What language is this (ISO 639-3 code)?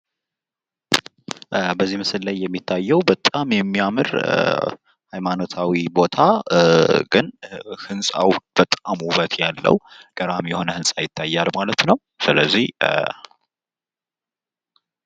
amh